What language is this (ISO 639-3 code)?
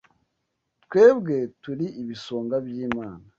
kin